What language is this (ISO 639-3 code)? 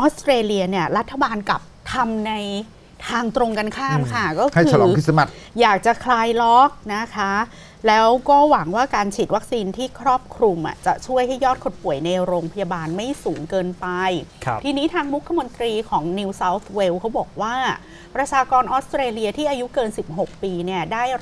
tha